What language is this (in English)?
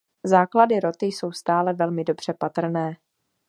Czech